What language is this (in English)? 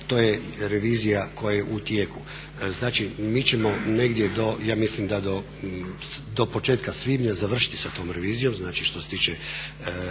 Croatian